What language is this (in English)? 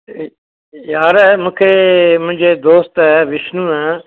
Sindhi